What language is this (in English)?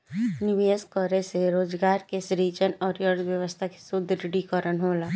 Bhojpuri